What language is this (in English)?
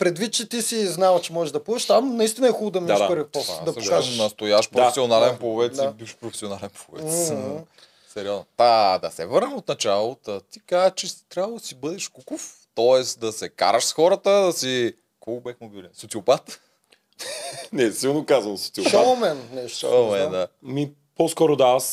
Bulgarian